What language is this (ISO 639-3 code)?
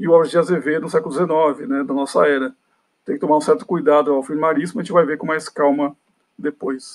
por